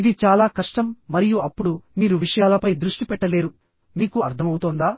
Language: Telugu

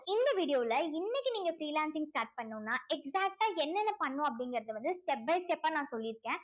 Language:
Tamil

